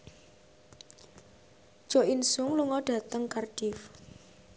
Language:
Javanese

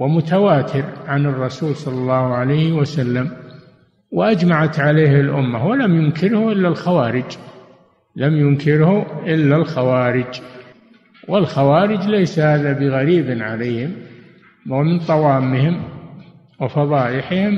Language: Arabic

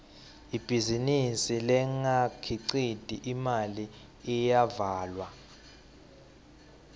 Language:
Swati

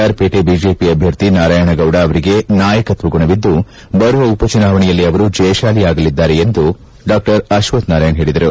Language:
Kannada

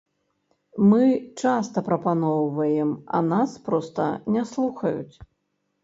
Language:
Belarusian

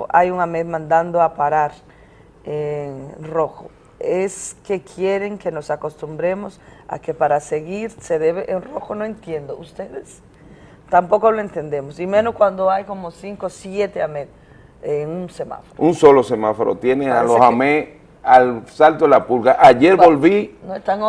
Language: Spanish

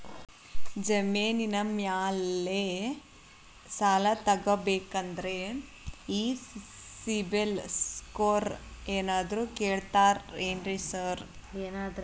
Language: Kannada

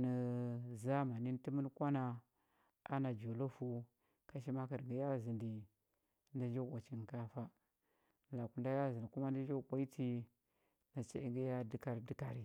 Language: Huba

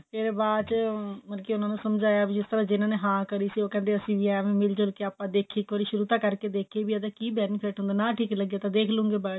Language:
Punjabi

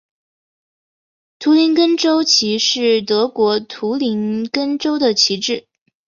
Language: Chinese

